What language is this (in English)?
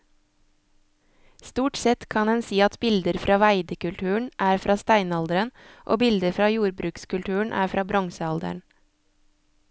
Norwegian